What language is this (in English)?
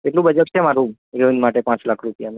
Gujarati